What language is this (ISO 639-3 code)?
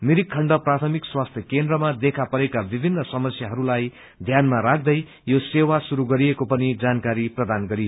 nep